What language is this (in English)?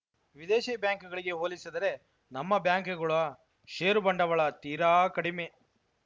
Kannada